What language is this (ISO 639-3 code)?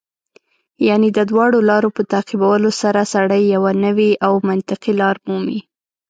pus